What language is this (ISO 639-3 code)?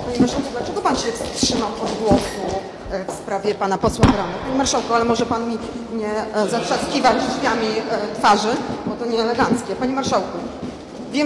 pol